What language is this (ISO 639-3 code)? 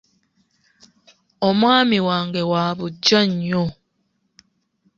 lug